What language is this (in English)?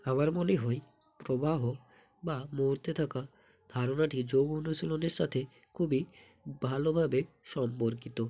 Bangla